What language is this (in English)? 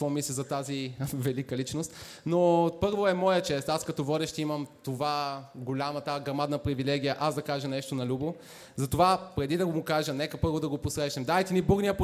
Bulgarian